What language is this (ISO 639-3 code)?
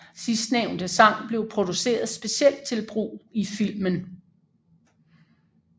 dan